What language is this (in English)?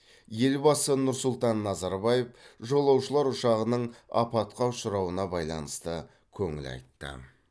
Kazakh